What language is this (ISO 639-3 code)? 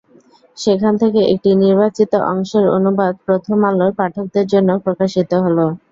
ben